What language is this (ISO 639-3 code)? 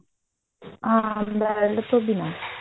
pan